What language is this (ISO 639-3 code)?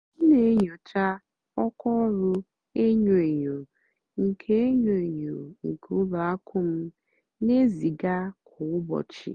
ibo